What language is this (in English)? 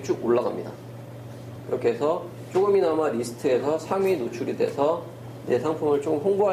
Korean